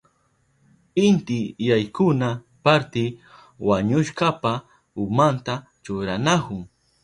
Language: Southern Pastaza Quechua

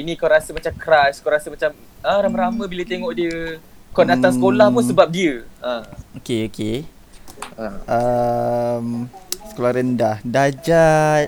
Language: Malay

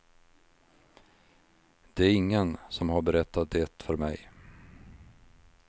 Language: Swedish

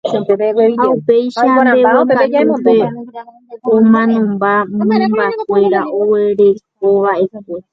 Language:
Guarani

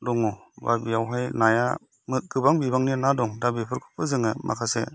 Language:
Bodo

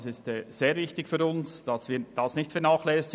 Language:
Swiss German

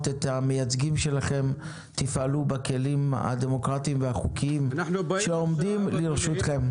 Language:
Hebrew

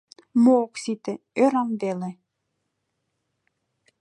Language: Mari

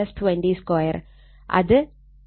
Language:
Malayalam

